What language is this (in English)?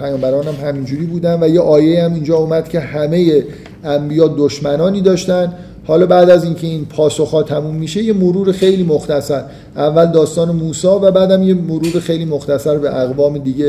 Persian